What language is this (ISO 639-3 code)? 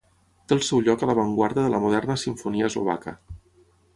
cat